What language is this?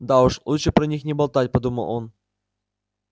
Russian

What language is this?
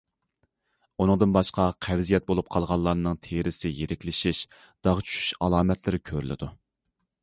Uyghur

